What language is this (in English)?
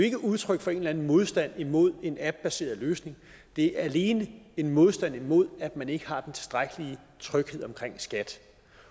Danish